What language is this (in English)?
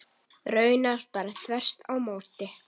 Icelandic